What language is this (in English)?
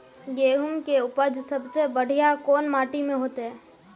Magahi